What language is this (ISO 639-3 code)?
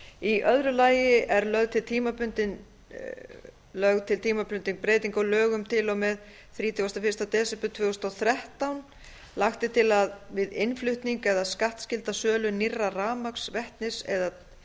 isl